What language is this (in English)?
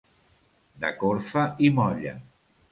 Catalan